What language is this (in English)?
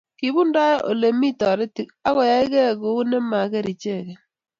Kalenjin